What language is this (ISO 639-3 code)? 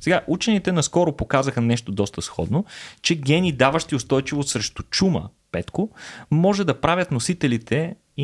bul